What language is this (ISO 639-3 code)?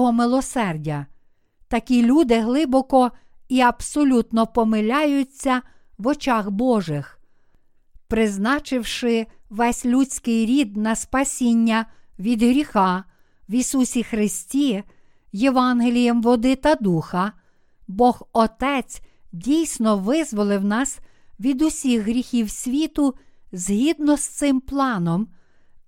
ukr